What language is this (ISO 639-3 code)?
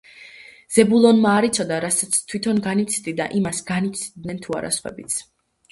kat